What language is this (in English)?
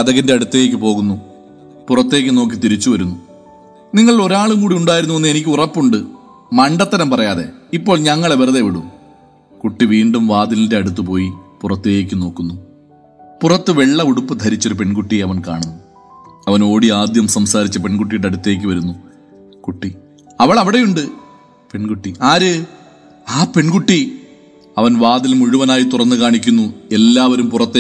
Malayalam